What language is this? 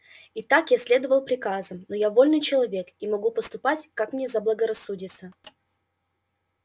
Russian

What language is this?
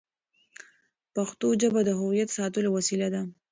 Pashto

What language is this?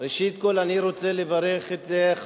Hebrew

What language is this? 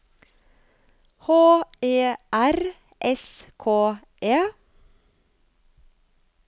Norwegian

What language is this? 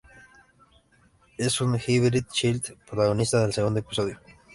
Spanish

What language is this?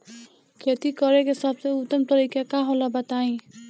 Bhojpuri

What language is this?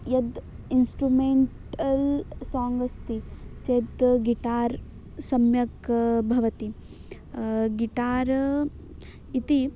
Sanskrit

